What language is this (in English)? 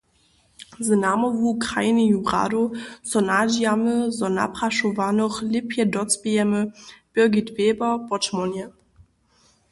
Upper Sorbian